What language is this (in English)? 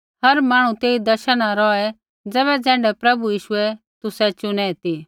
Kullu Pahari